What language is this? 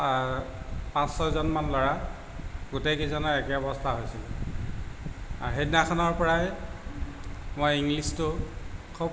Assamese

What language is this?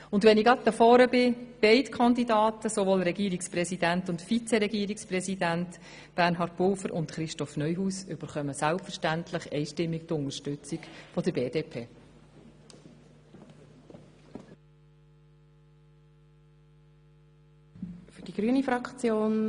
Swiss German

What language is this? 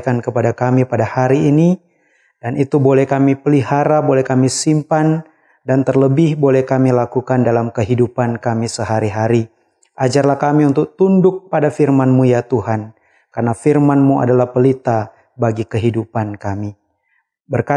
Indonesian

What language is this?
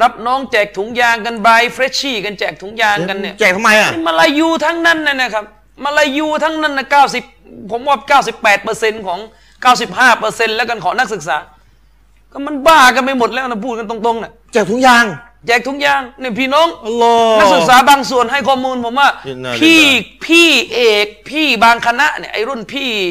Thai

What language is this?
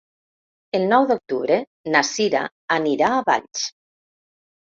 Catalan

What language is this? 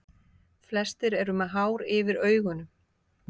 Icelandic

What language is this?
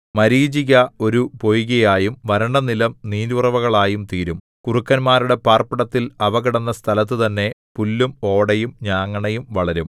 Malayalam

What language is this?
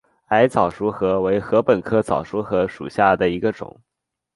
Chinese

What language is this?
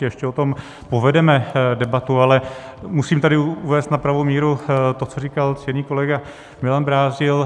Czech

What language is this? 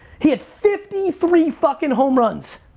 English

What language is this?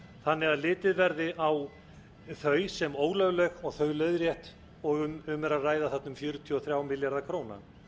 Icelandic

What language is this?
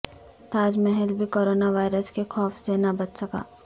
Urdu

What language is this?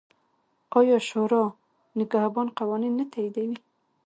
Pashto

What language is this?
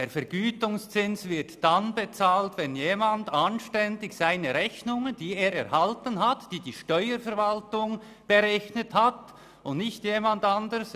Swiss German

